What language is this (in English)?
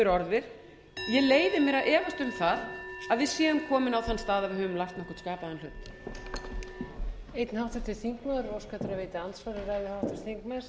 Icelandic